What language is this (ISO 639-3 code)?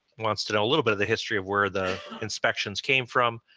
eng